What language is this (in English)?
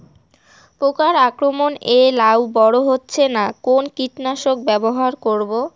Bangla